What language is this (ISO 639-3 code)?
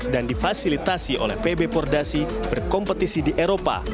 ind